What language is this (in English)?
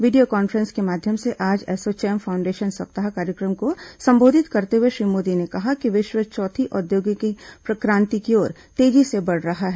Hindi